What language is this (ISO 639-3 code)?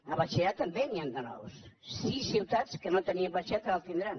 cat